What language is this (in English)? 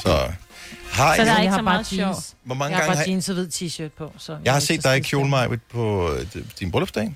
Danish